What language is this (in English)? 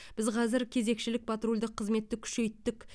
Kazakh